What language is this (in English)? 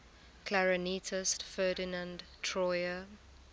English